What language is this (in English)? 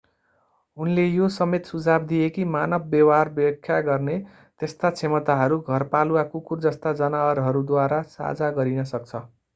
Nepali